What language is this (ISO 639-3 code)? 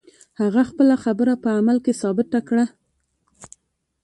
pus